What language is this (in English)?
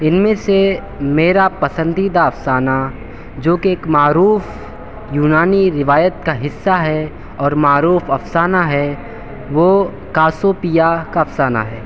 Urdu